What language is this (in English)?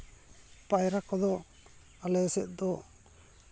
Santali